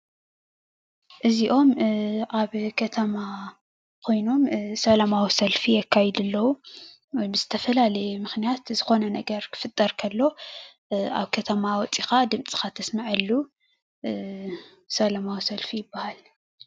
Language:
Tigrinya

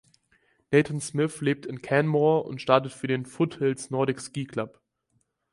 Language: German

